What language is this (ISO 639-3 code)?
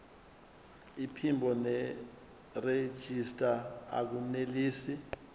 zul